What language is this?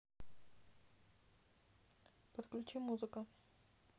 Russian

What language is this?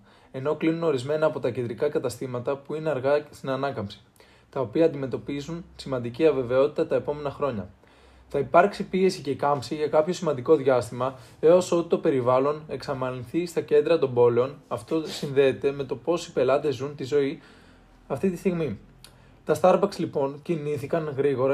Greek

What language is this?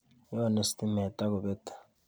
Kalenjin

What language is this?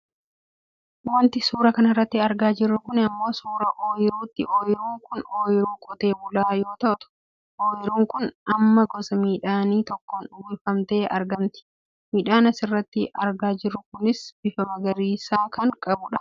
Oromo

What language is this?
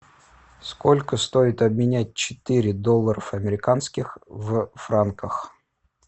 Russian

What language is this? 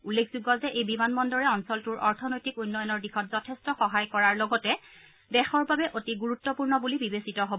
Assamese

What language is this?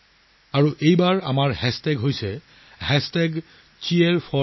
Assamese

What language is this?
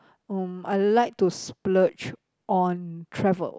English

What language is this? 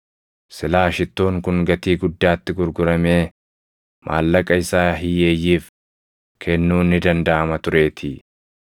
Oromo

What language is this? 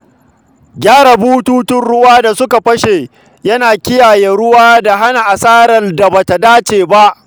Hausa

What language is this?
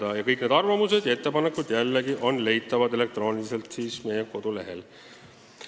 Estonian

